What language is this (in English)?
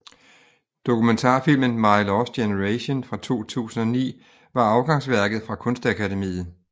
Danish